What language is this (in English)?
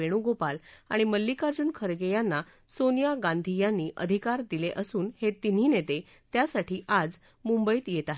Marathi